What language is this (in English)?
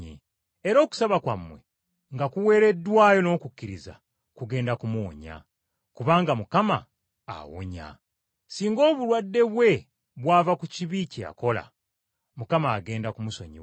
Ganda